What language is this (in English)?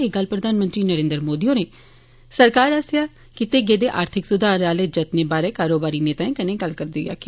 Dogri